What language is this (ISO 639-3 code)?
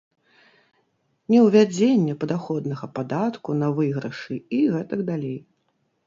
bel